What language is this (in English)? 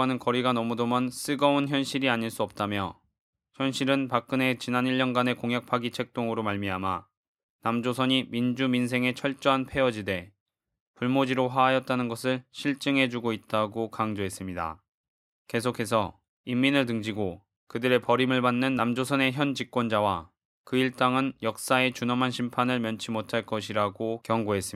Korean